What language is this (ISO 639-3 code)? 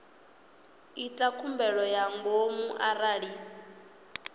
ven